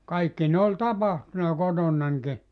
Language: Finnish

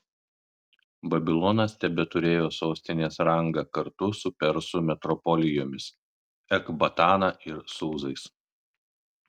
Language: Lithuanian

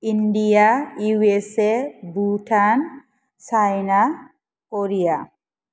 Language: Bodo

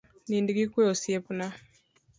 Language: Luo (Kenya and Tanzania)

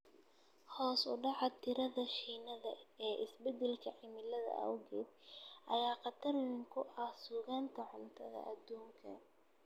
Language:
Somali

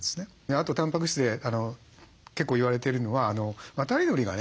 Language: Japanese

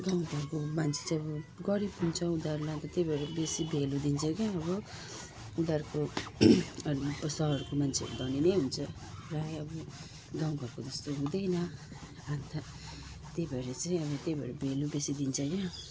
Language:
Nepali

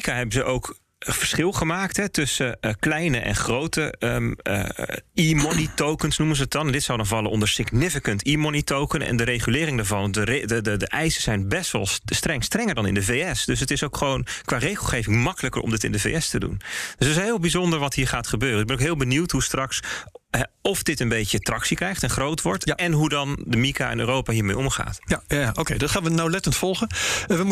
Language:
Dutch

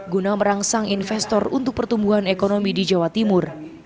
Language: Indonesian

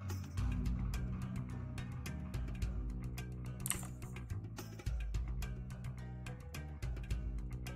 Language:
English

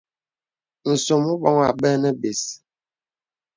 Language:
Bebele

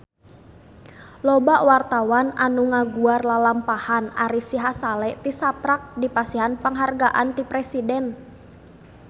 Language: Sundanese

